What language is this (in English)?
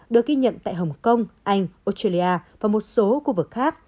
Vietnamese